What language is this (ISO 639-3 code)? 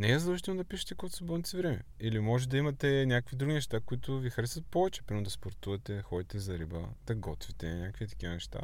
bul